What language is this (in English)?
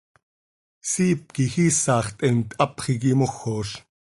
Seri